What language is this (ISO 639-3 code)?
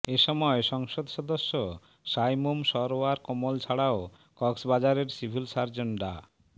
ben